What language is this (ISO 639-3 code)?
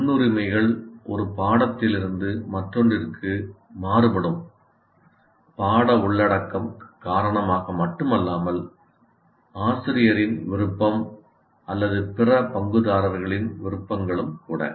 tam